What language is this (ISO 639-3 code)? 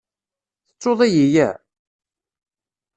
kab